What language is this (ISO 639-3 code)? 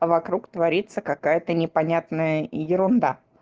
rus